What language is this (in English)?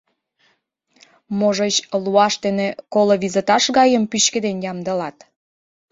Mari